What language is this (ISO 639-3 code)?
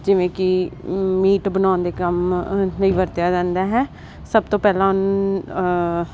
pan